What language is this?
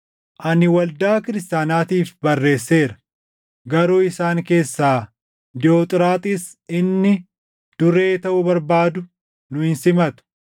Oromo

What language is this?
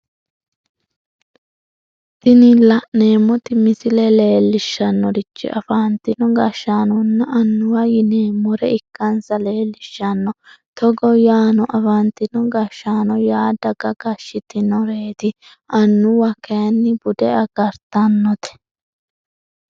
Sidamo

